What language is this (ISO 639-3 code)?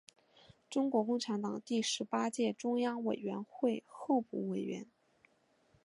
zho